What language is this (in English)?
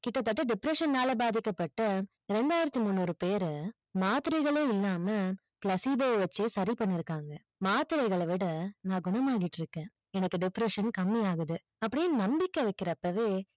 Tamil